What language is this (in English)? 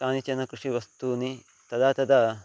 Sanskrit